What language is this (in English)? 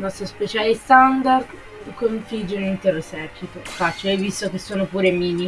Italian